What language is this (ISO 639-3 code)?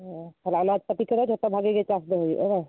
sat